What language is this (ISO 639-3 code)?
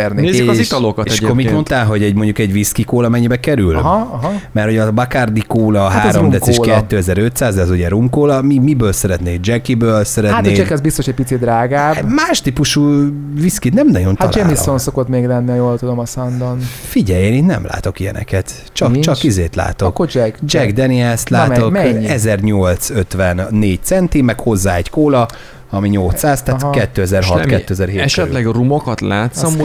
hun